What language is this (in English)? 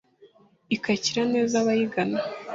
Kinyarwanda